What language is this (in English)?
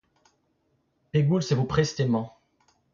Breton